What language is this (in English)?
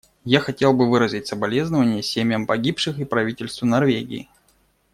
Russian